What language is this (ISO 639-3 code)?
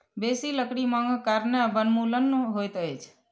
mai